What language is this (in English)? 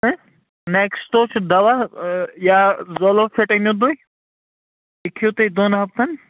Kashmiri